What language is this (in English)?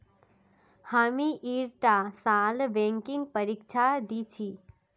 Magahi